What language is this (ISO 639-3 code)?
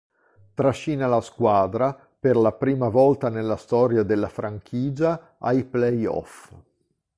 ita